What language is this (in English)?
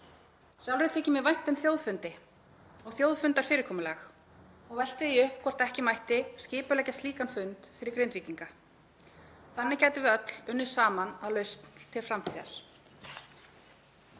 Icelandic